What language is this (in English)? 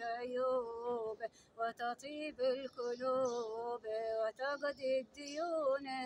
Arabic